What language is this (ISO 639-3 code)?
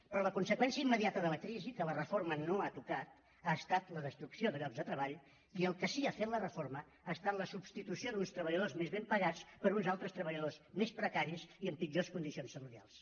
cat